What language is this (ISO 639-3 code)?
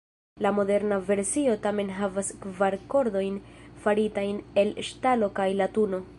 epo